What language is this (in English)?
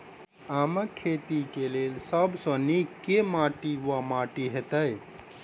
Maithili